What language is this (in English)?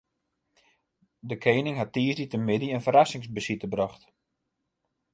Western Frisian